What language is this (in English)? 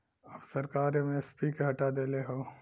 Bhojpuri